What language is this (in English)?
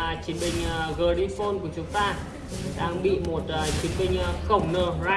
Vietnamese